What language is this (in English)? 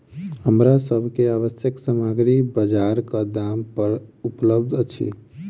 Maithili